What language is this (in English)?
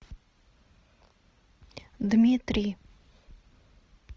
Russian